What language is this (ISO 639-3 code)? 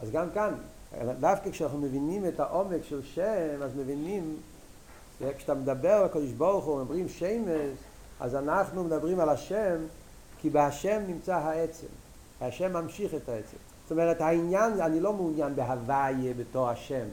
heb